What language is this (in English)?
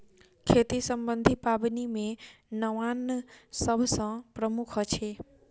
Maithili